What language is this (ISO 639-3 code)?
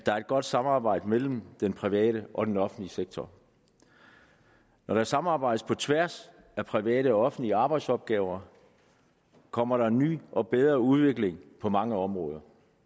dan